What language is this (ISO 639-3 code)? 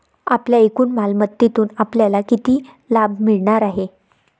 mar